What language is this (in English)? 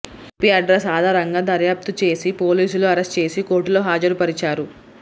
Telugu